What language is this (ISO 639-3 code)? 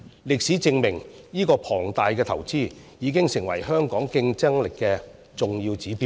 yue